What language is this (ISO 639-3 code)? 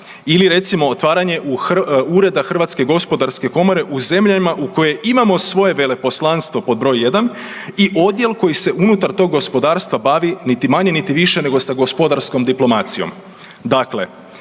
hrv